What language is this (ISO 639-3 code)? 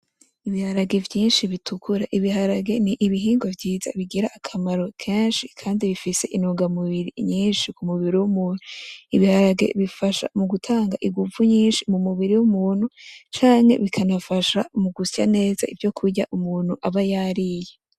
run